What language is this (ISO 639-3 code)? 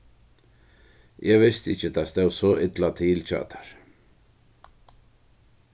fao